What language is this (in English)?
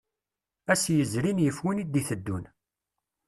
Kabyle